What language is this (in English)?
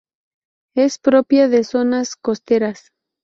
Spanish